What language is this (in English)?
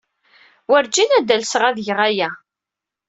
Kabyle